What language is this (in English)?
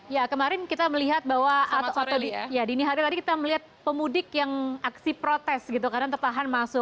Indonesian